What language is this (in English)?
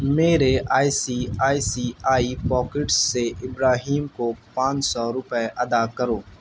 Urdu